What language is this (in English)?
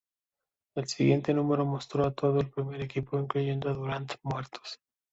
Spanish